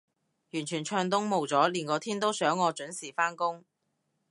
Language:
Cantonese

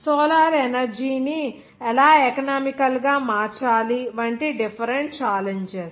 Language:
Telugu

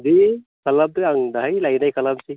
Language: Bodo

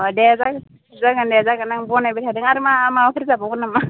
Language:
Bodo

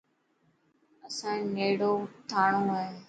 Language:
Dhatki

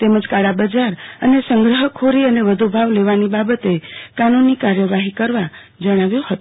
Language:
Gujarati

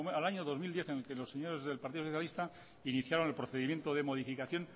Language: Spanish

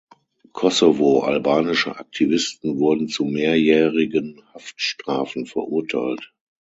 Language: German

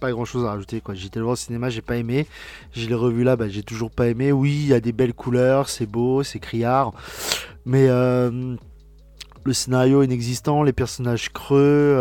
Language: French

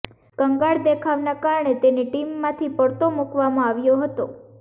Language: Gujarati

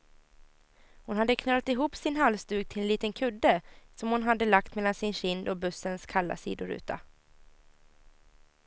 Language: Swedish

